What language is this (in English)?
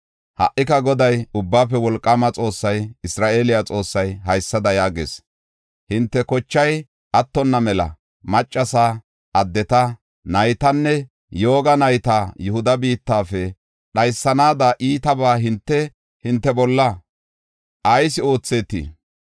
Gofa